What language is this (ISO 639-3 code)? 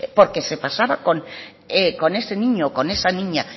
spa